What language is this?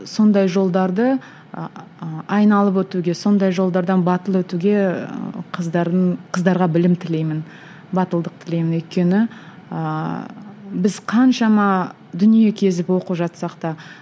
Kazakh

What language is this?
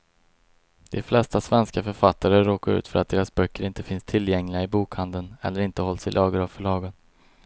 Swedish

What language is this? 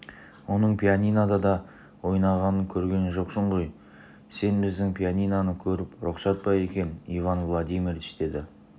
Kazakh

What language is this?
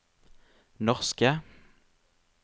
Norwegian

